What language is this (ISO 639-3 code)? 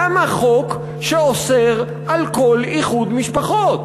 heb